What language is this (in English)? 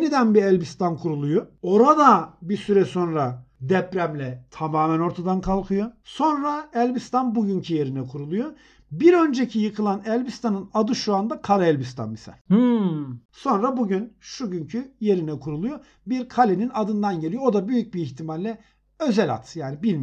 Turkish